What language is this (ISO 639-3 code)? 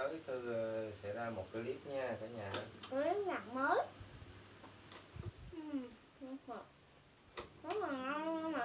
vie